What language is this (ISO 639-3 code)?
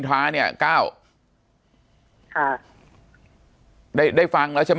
tha